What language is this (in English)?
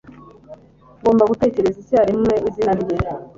Kinyarwanda